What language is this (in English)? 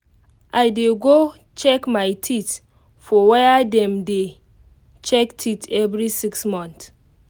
Nigerian Pidgin